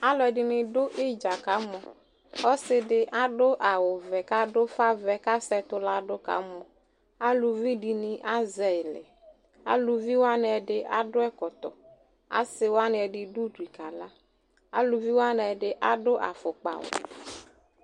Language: Ikposo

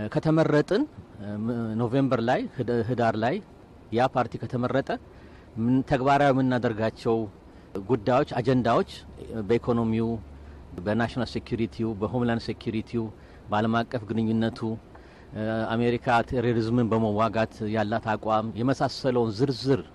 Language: Amharic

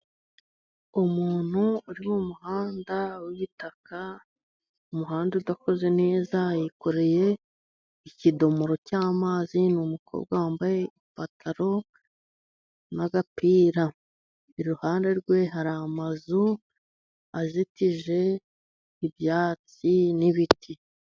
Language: Kinyarwanda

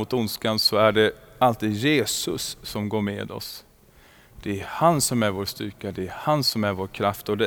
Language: Swedish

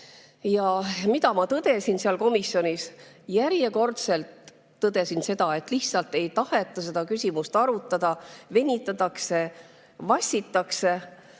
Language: Estonian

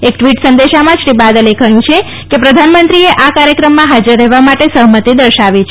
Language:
Gujarati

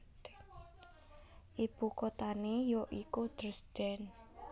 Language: Javanese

